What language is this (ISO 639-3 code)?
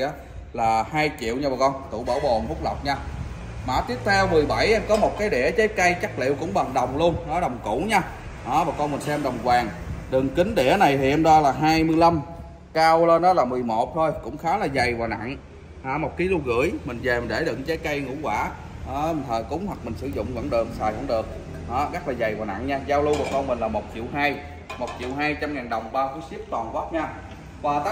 vie